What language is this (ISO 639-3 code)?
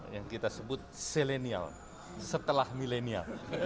ind